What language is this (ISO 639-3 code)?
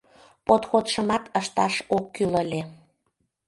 chm